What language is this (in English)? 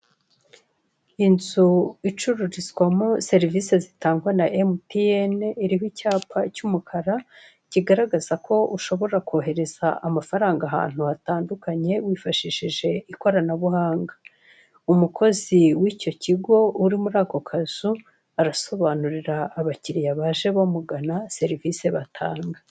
Kinyarwanda